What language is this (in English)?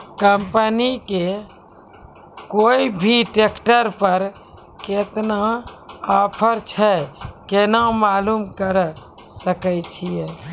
Maithili